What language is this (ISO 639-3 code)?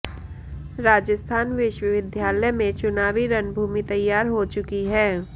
hin